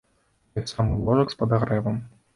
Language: Belarusian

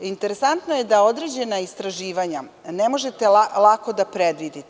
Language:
Serbian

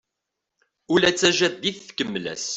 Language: Kabyle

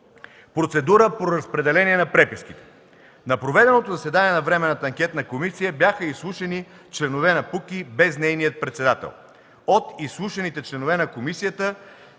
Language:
Bulgarian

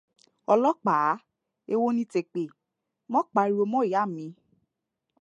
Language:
Yoruba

